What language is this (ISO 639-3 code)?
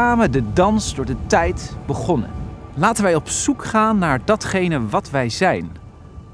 nld